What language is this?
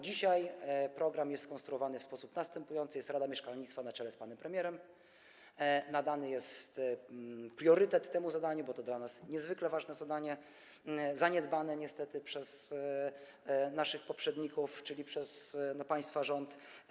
Polish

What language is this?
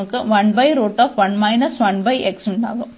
Malayalam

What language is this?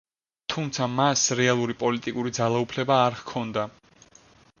Georgian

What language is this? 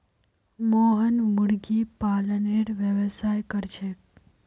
Magahi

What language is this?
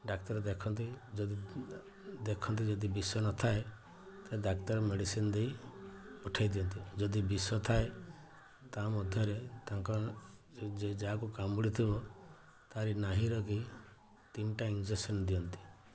Odia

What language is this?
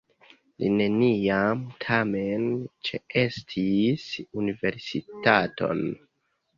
Esperanto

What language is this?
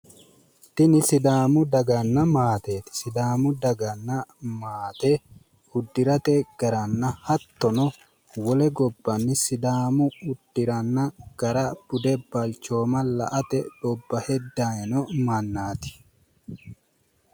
Sidamo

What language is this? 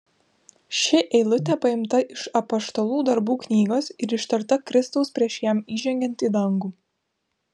Lithuanian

